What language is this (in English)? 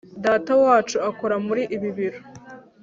Kinyarwanda